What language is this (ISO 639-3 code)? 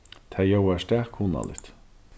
fao